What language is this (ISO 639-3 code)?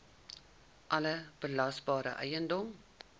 afr